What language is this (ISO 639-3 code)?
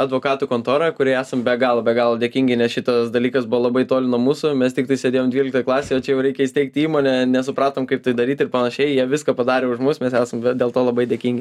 lit